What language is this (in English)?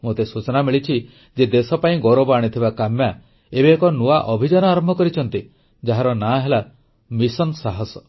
Odia